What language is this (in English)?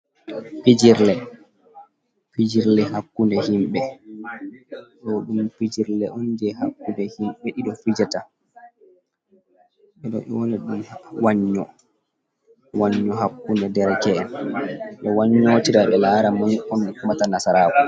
Fula